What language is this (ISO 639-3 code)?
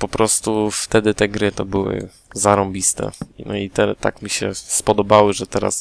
pol